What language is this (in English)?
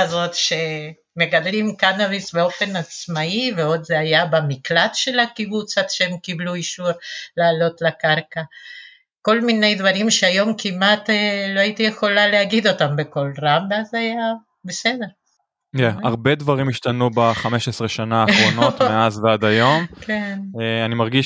Hebrew